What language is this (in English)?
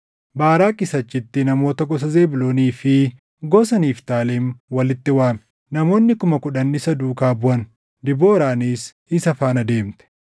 Oromo